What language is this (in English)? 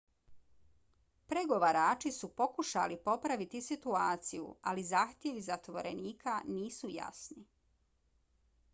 Bosnian